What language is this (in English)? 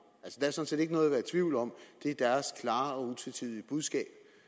Danish